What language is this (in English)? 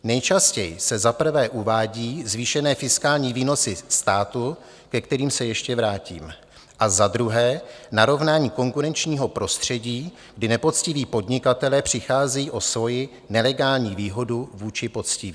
Czech